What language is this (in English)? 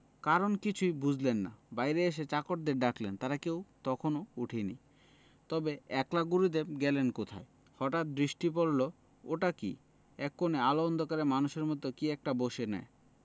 Bangla